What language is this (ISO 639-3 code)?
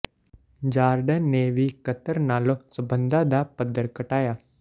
pan